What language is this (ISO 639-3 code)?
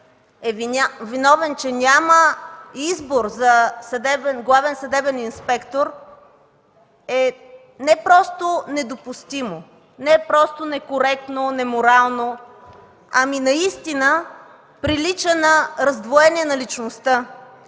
bul